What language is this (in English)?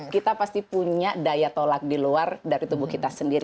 Indonesian